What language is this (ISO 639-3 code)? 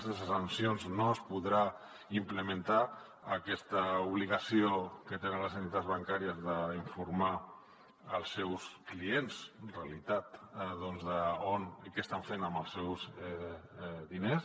cat